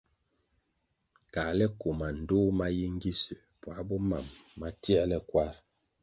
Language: Kwasio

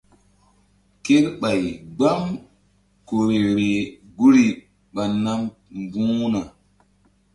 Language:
Mbum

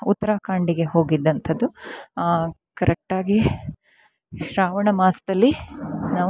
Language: Kannada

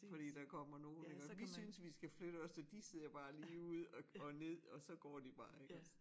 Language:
Danish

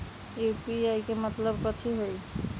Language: Magahi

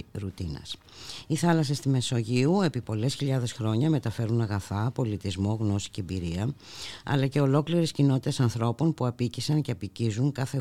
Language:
Greek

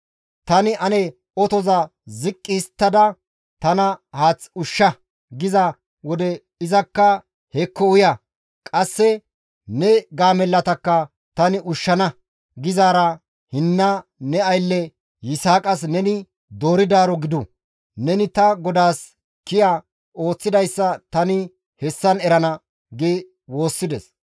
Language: Gamo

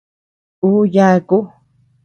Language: Tepeuxila Cuicatec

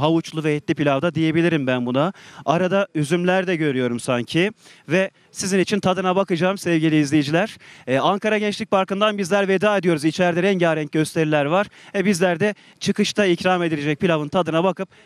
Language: Turkish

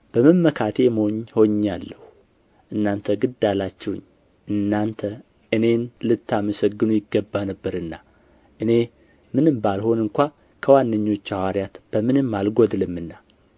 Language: Amharic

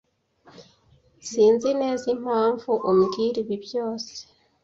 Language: Kinyarwanda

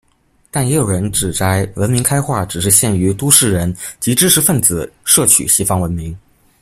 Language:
Chinese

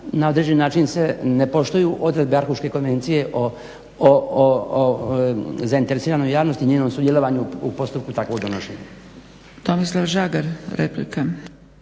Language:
Croatian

